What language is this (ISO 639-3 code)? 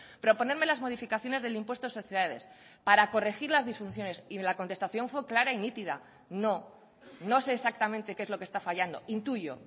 spa